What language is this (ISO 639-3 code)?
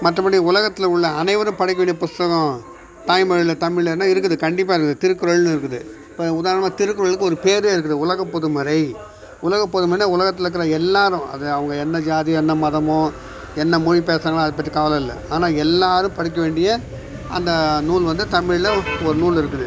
tam